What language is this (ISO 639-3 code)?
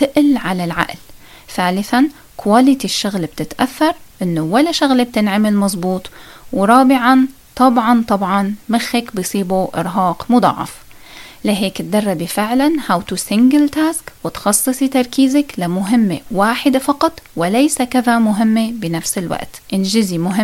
ara